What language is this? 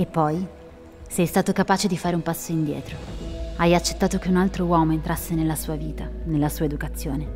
Italian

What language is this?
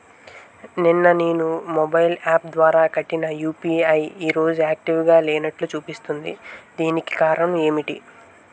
Telugu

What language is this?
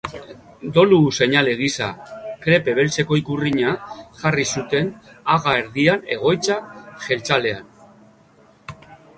Basque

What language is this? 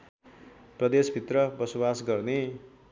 Nepali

